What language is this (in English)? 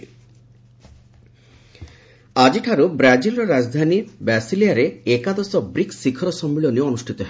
Odia